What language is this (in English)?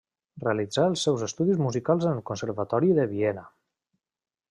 Catalan